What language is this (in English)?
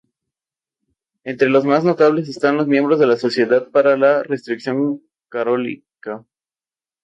Spanish